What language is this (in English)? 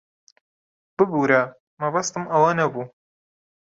Central Kurdish